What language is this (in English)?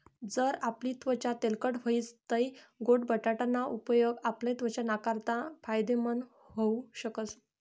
Marathi